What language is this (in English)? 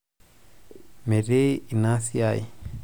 Masai